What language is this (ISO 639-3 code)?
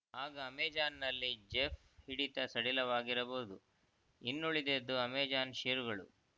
kan